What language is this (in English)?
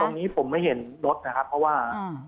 Thai